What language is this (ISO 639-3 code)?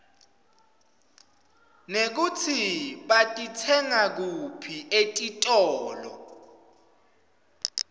ssw